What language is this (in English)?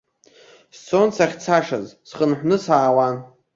Abkhazian